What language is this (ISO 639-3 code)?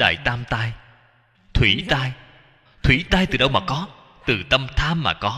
vie